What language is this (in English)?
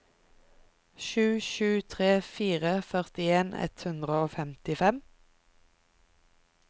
Norwegian